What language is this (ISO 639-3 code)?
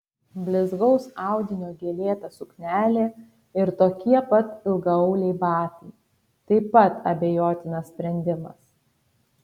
lit